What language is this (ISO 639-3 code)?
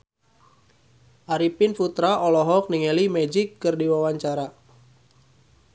sun